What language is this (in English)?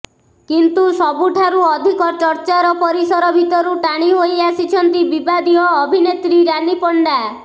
Odia